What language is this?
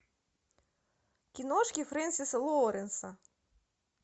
Russian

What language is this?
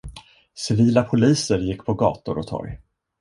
Swedish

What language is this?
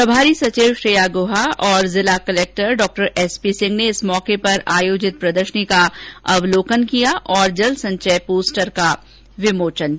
Hindi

